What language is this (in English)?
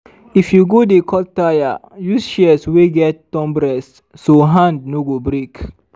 Nigerian Pidgin